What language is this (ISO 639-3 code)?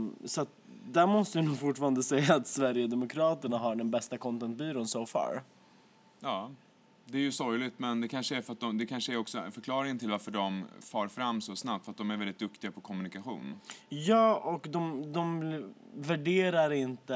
swe